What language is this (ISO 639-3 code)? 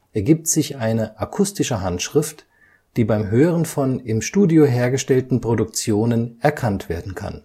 deu